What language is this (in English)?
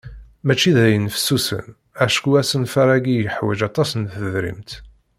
Kabyle